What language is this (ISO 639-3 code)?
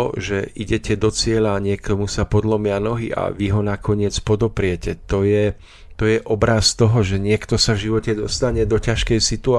slk